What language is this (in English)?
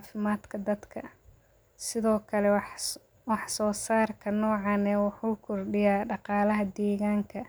Somali